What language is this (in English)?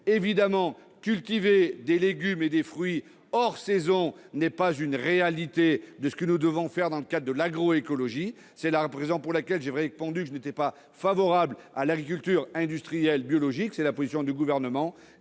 French